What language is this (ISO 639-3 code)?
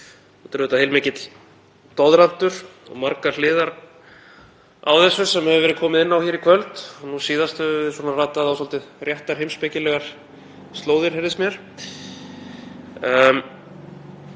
isl